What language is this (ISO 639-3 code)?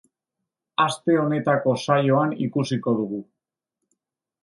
eus